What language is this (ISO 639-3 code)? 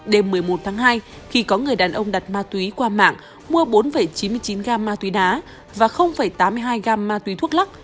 vie